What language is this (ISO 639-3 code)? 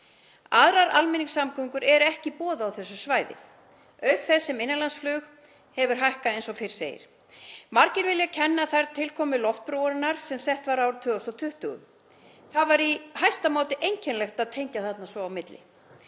isl